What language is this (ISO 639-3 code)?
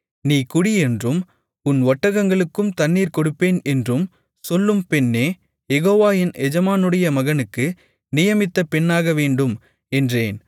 tam